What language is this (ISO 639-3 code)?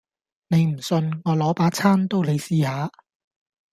yue